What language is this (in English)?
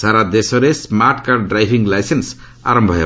Odia